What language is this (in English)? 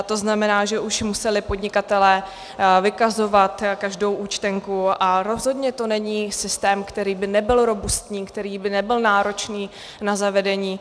Czech